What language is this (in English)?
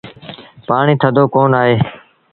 Sindhi Bhil